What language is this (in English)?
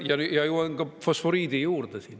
Estonian